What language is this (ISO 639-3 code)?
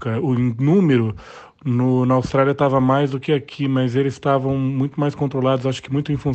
por